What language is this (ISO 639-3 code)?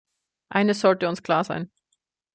deu